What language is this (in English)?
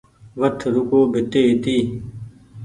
Goaria